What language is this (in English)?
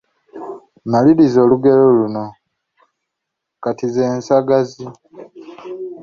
Ganda